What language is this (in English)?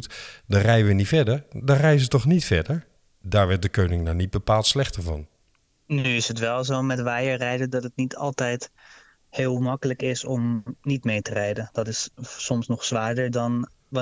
Dutch